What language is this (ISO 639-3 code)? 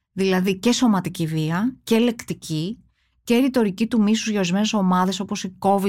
ell